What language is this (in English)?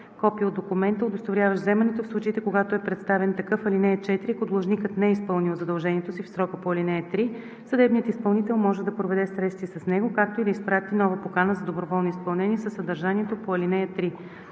Bulgarian